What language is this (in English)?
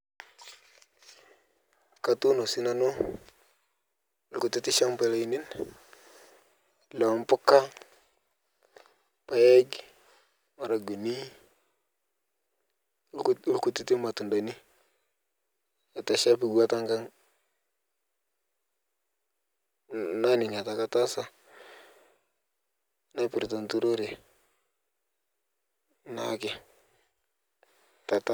Masai